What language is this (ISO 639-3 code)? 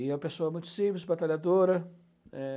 por